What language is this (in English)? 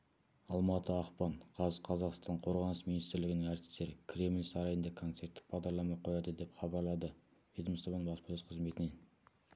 Kazakh